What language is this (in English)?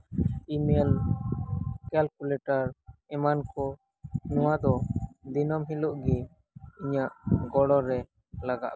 Santali